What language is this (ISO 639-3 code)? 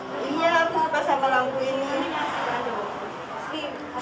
ind